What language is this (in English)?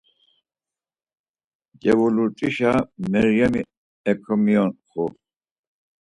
Laz